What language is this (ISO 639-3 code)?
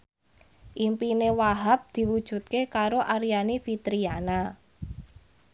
jav